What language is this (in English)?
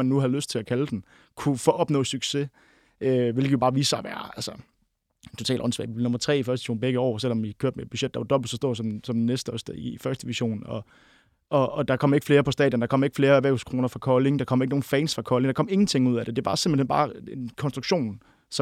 Danish